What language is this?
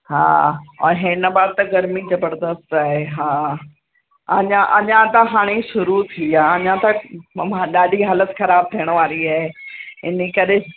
Sindhi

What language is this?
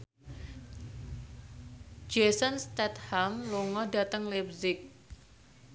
Javanese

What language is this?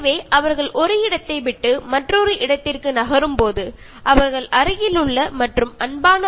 Malayalam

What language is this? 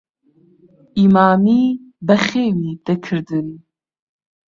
Central Kurdish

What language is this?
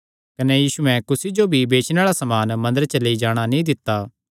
Kangri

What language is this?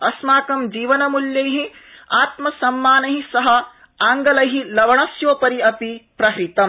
Sanskrit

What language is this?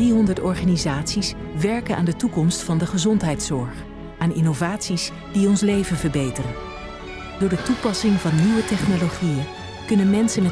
Dutch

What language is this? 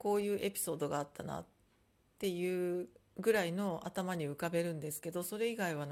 Japanese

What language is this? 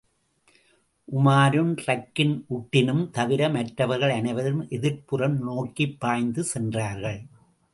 Tamil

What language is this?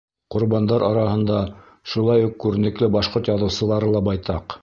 Bashkir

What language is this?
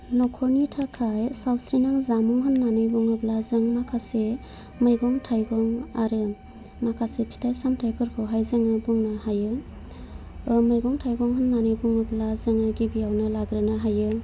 Bodo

